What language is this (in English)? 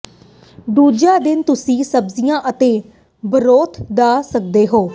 Punjabi